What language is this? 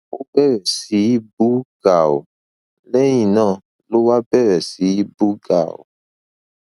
Yoruba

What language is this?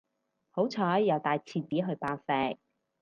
Cantonese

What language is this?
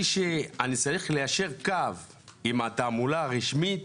Hebrew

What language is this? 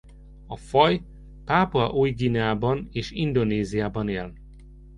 Hungarian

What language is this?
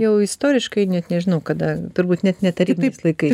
Lithuanian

